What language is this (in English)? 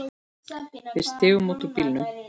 Icelandic